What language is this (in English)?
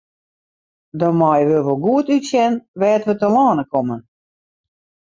Western Frisian